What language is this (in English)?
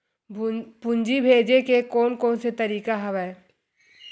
Chhattisgarhi